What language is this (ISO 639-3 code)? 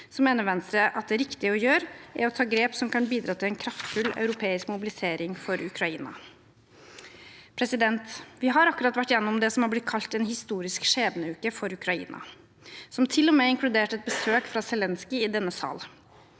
nor